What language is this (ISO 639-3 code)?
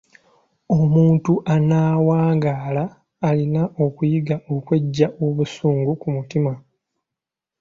lug